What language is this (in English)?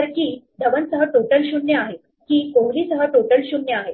Marathi